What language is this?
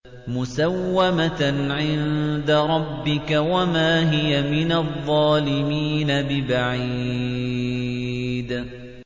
Arabic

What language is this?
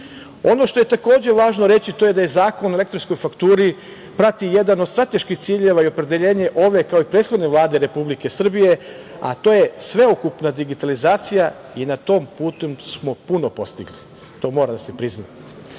Serbian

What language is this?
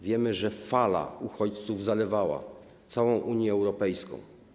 Polish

